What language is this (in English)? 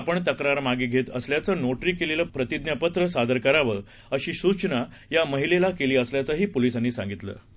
Marathi